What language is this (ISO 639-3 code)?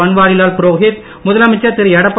tam